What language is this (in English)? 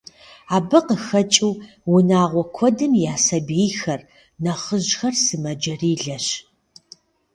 Kabardian